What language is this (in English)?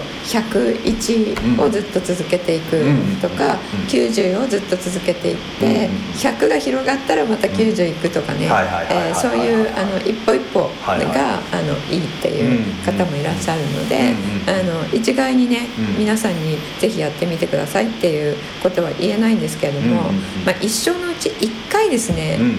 Japanese